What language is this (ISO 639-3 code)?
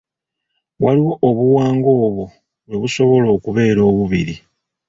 lug